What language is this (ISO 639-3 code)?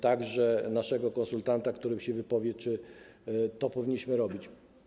pol